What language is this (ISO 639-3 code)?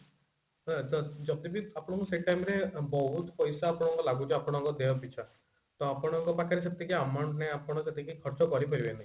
ori